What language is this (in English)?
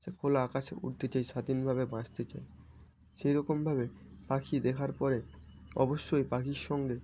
Bangla